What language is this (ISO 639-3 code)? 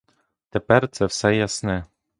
ukr